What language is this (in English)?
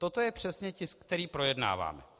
Czech